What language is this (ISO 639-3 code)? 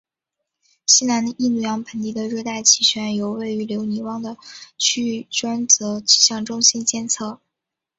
zho